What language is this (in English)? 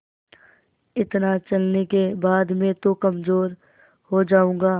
Hindi